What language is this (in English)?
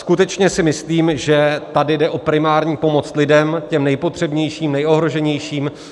Czech